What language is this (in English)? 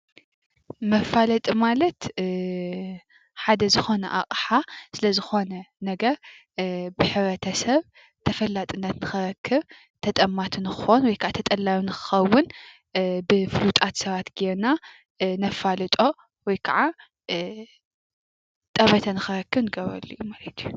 Tigrinya